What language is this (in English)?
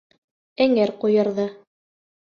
Bashkir